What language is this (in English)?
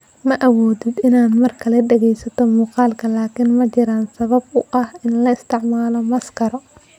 Somali